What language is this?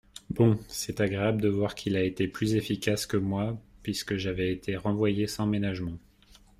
French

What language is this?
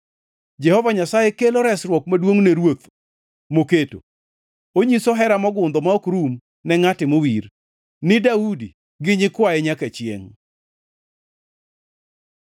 Luo (Kenya and Tanzania)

